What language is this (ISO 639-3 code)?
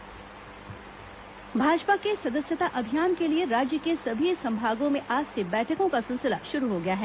hin